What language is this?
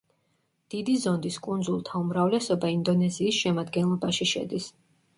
Georgian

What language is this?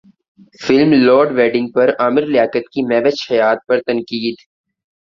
Urdu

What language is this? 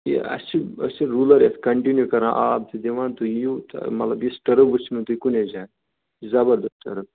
Kashmiri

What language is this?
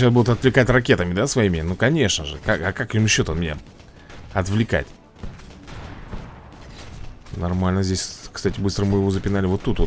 Russian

